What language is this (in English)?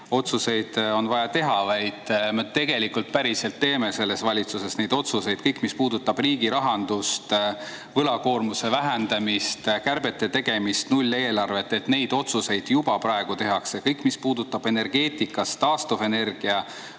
Estonian